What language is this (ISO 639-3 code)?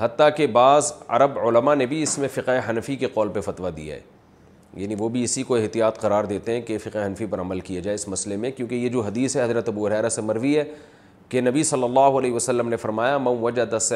urd